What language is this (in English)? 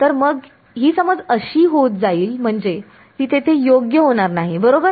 Marathi